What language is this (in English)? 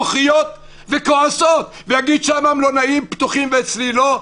Hebrew